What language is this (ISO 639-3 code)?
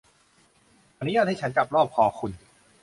tha